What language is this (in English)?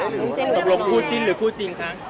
Thai